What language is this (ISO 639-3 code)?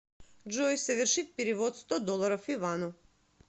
rus